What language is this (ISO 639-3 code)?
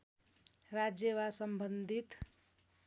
nep